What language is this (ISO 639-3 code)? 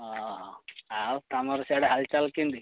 ori